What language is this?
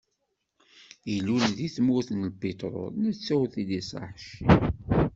Kabyle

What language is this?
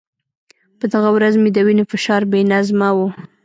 Pashto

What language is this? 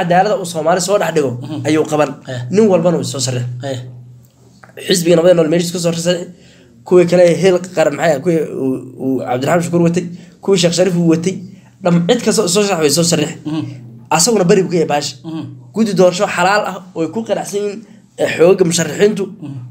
Arabic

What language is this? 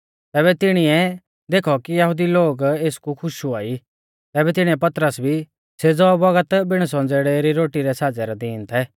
Mahasu Pahari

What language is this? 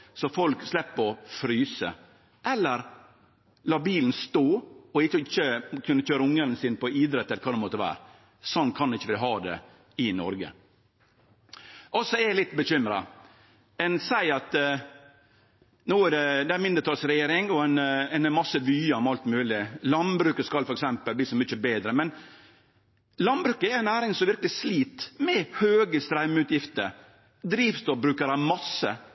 Norwegian Nynorsk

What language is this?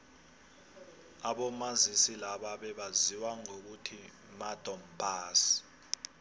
South Ndebele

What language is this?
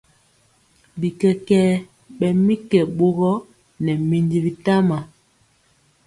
Mpiemo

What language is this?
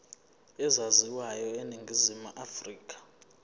Zulu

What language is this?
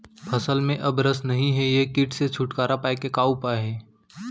Chhattisgarhi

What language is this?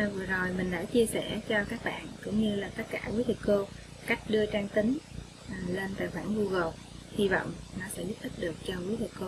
Vietnamese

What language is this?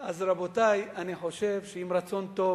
Hebrew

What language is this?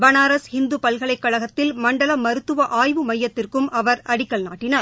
Tamil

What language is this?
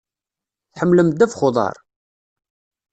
Kabyle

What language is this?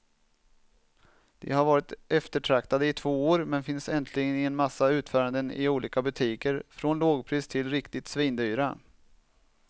Swedish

